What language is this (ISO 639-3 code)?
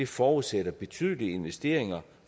dan